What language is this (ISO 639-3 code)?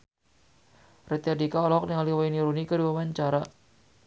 sun